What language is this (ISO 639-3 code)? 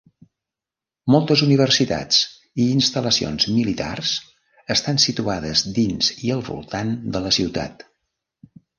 cat